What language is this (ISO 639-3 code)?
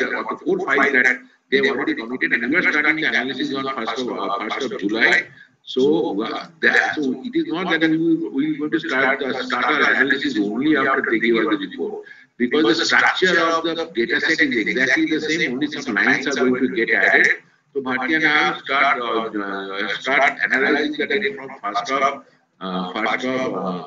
eng